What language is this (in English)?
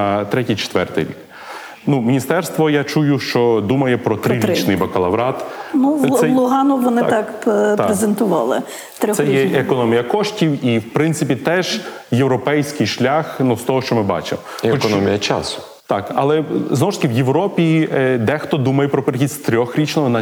Ukrainian